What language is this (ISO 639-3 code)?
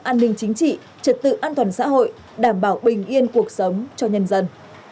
vie